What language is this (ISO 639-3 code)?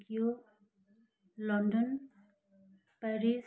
nep